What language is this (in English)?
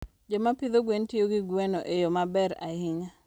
Luo (Kenya and Tanzania)